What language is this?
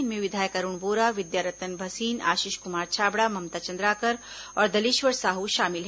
Hindi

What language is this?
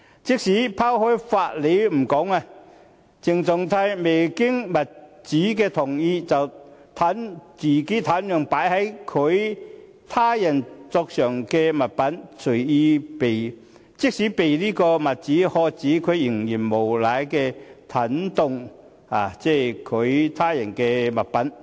Cantonese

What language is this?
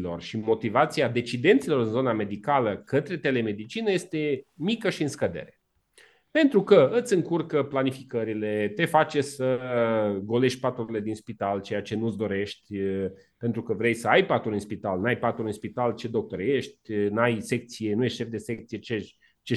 Romanian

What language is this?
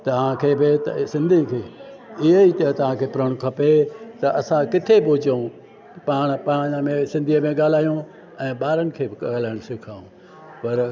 Sindhi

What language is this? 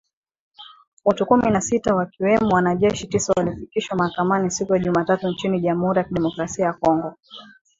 Swahili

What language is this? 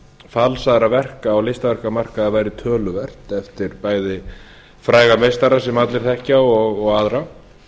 Icelandic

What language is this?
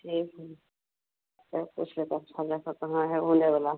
Hindi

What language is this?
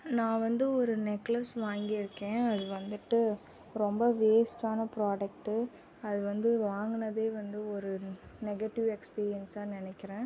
Tamil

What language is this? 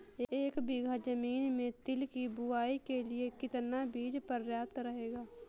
Hindi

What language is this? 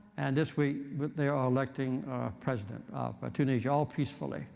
English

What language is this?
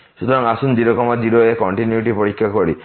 Bangla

